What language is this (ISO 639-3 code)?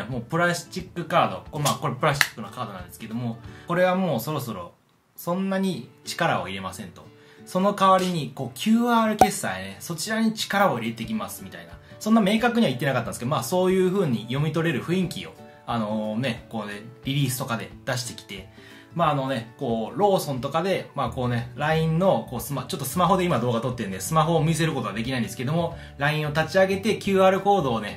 jpn